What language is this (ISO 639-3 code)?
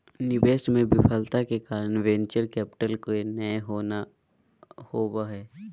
mag